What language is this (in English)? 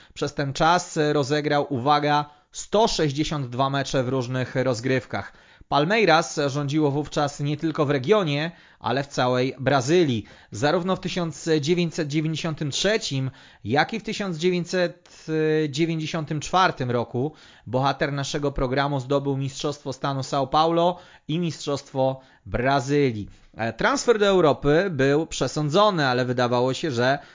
Polish